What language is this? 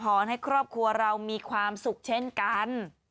Thai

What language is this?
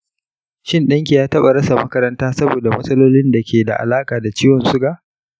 Hausa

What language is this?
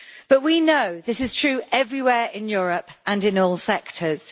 English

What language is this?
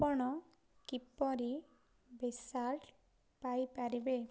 Odia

